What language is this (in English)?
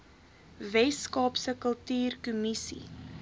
Afrikaans